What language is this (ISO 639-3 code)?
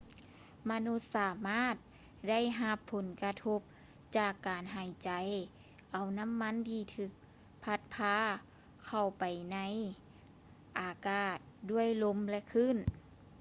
lao